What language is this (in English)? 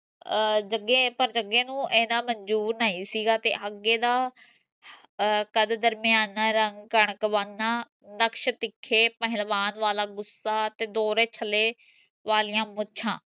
Punjabi